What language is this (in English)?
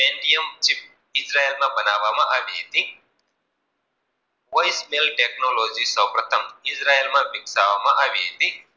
Gujarati